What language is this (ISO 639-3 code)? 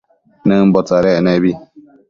mcf